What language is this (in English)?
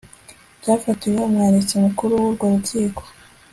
Kinyarwanda